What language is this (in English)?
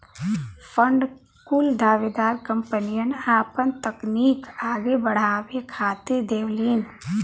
Bhojpuri